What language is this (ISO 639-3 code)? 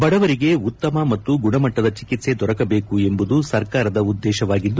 kan